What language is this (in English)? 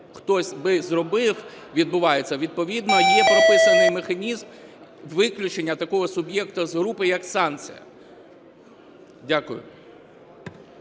Ukrainian